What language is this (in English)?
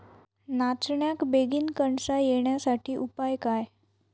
Marathi